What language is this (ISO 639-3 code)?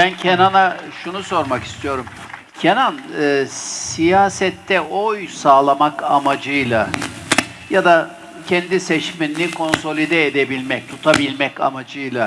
tur